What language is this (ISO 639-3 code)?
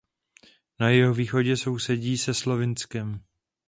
ces